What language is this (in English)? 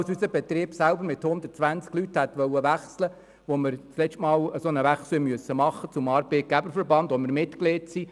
Swiss German